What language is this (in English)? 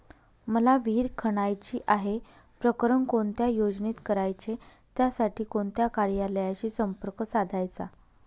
Marathi